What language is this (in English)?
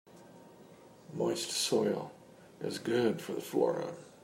English